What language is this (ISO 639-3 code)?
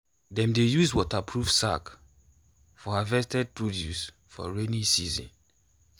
pcm